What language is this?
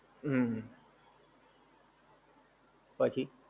Gujarati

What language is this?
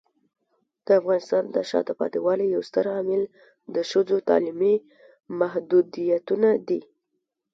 Pashto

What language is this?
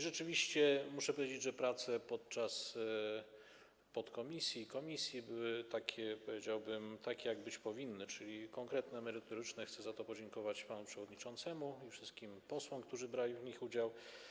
Polish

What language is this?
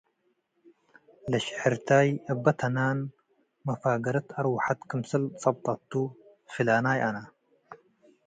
Tigre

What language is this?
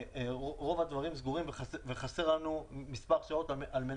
Hebrew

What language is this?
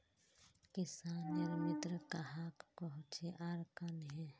Magahi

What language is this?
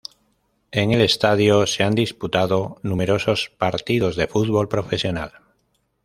Spanish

